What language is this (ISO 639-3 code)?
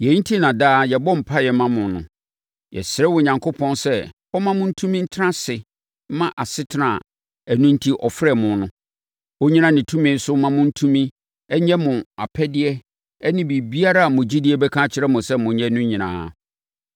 aka